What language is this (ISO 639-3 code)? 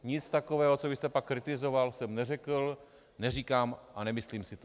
ces